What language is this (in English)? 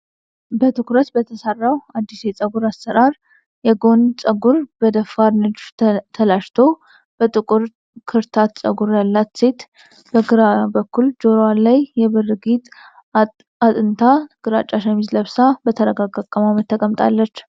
Amharic